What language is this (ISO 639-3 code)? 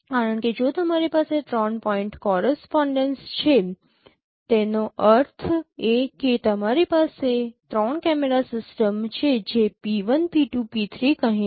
guj